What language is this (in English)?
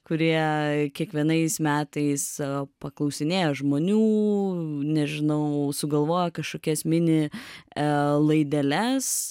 Lithuanian